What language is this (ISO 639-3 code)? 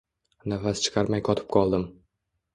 uzb